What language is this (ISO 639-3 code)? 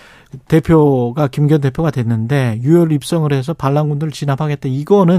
kor